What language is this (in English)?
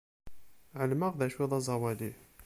Kabyle